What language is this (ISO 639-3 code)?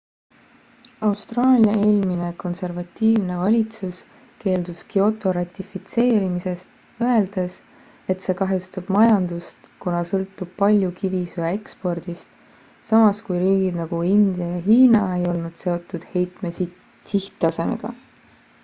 est